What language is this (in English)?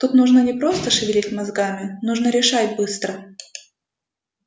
Russian